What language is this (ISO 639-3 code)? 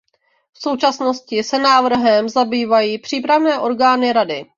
ces